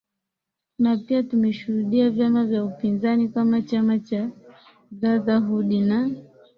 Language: Swahili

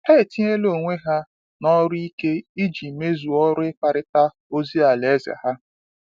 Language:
Igbo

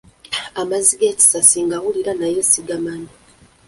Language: Ganda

